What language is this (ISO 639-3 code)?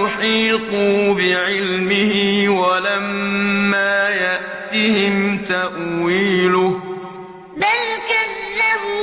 ara